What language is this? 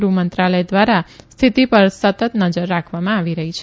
Gujarati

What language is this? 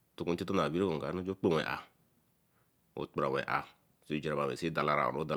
Eleme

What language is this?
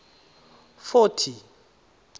Tswana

